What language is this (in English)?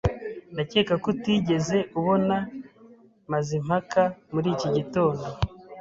Kinyarwanda